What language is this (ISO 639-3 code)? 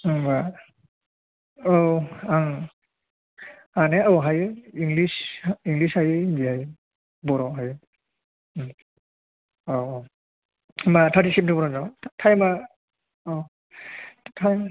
brx